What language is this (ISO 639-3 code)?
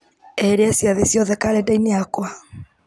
kik